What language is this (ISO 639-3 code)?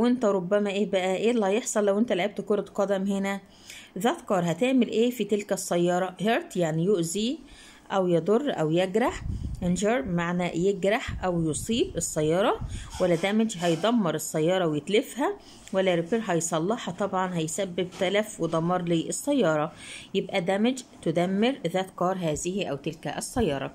ara